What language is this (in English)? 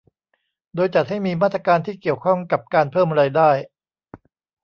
Thai